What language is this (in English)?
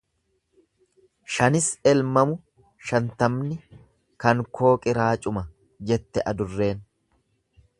Oromo